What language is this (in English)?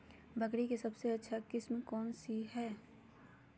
Magahi